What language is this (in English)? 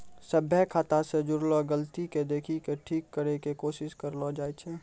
Maithili